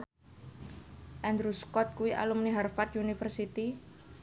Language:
Javanese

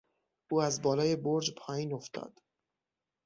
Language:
Persian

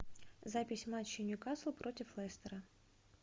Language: Russian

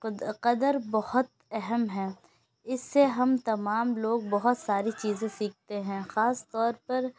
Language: Urdu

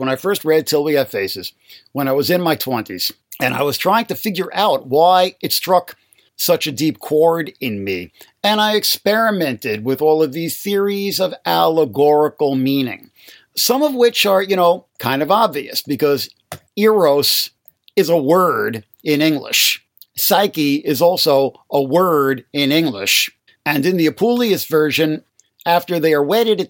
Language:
English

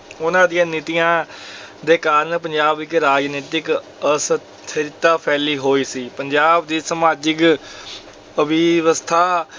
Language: Punjabi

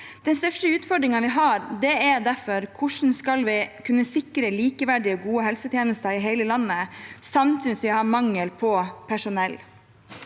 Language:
Norwegian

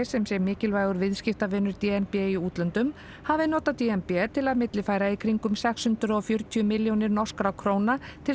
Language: Icelandic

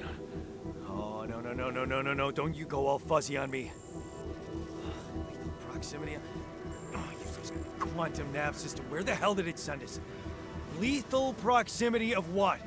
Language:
Greek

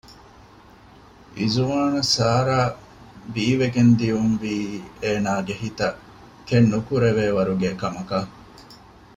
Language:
Divehi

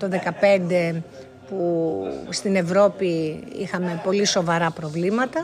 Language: Greek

